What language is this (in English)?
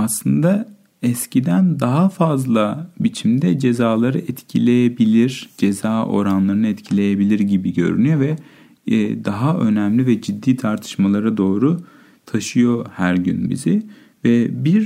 Turkish